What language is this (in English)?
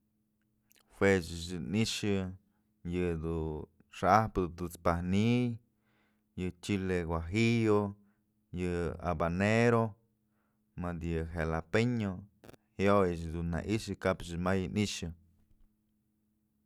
Mazatlán Mixe